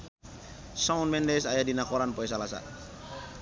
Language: Sundanese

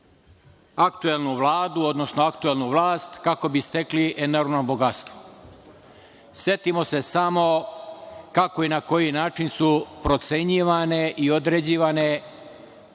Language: Serbian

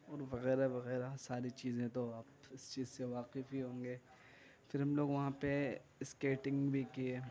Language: Urdu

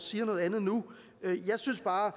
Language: Danish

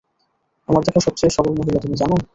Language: Bangla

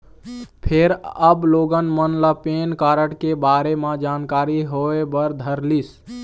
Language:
Chhattisgarhi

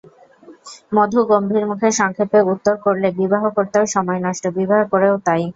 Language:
Bangla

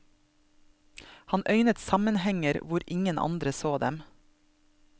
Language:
Norwegian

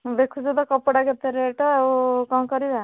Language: Odia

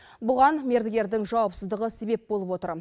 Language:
Kazakh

